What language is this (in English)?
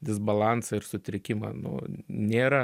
Lithuanian